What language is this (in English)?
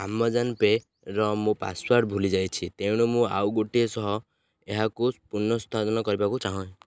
Odia